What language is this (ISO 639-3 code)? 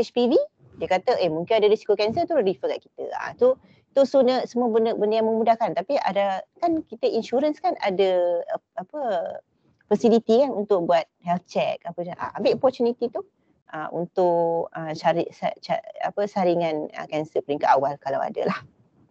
msa